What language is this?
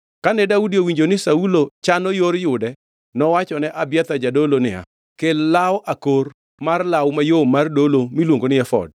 Luo (Kenya and Tanzania)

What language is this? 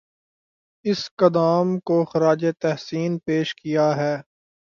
Urdu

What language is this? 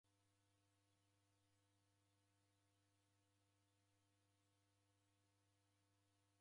Taita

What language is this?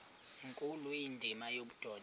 Xhosa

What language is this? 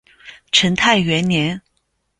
Chinese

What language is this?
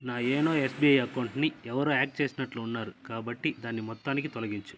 Telugu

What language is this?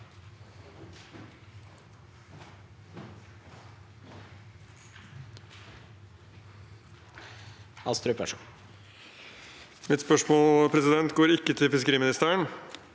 Norwegian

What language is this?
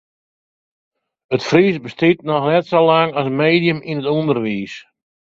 Western Frisian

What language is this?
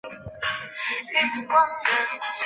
Chinese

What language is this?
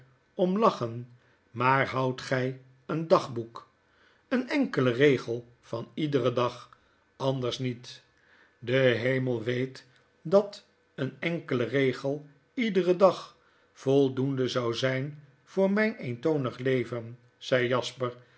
Dutch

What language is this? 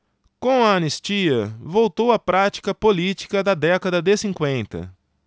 Portuguese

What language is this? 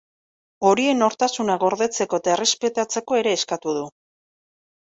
Basque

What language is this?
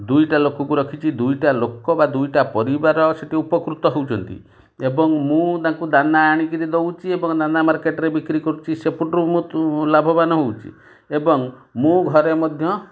Odia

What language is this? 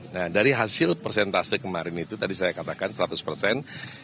Indonesian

